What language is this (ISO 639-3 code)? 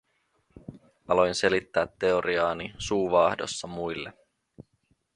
fin